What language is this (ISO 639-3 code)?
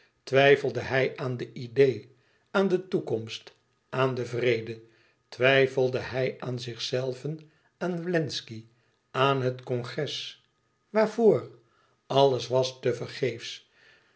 nld